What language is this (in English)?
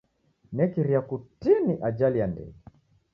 Taita